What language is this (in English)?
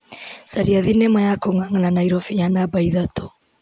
Kikuyu